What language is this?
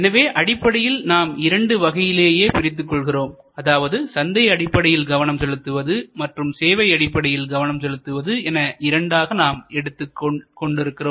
Tamil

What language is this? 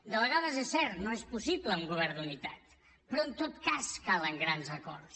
Catalan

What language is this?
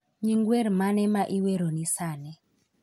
Luo (Kenya and Tanzania)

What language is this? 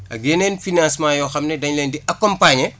Wolof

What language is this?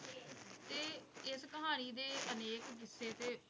Punjabi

